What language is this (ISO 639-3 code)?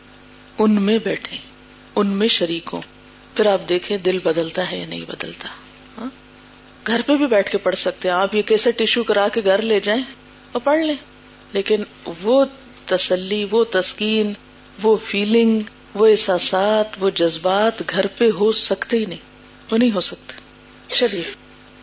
urd